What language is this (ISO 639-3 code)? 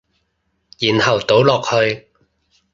yue